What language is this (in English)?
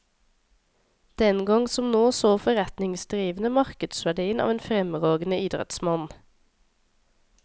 Norwegian